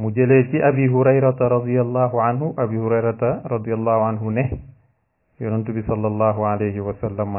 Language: Arabic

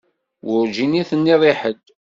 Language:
Kabyle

